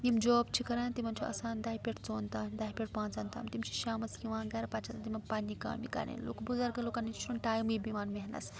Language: Kashmiri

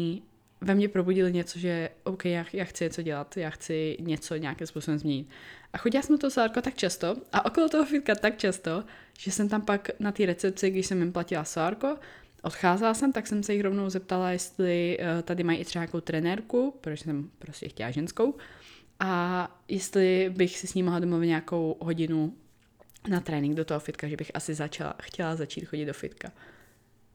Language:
Czech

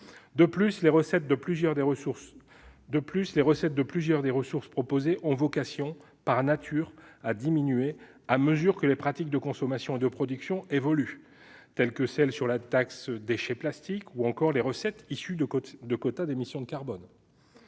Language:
French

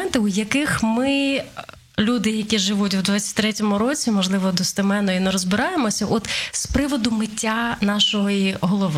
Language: Ukrainian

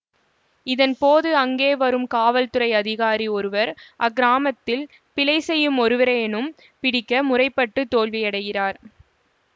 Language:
Tamil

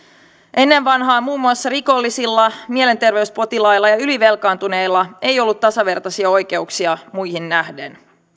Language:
Finnish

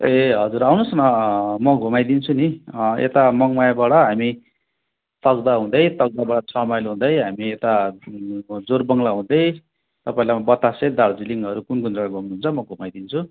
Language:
Nepali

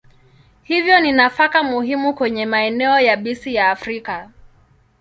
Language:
Swahili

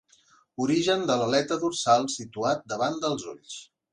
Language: Catalan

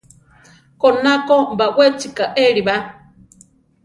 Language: Central Tarahumara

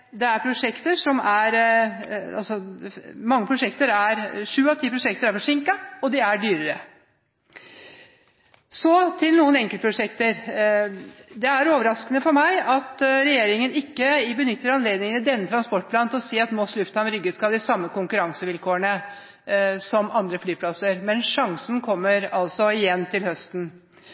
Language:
Norwegian Bokmål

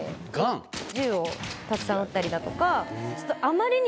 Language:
Japanese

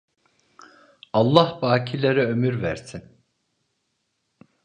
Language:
Turkish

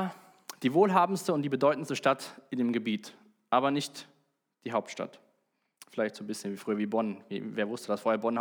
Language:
German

